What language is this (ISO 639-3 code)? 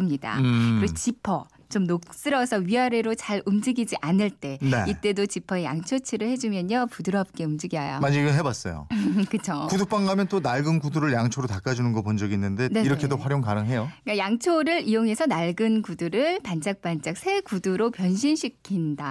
kor